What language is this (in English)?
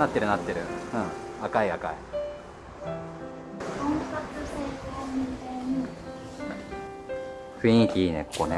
Japanese